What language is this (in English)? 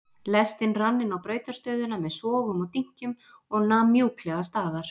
Icelandic